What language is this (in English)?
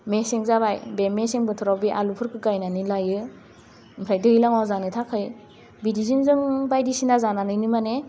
Bodo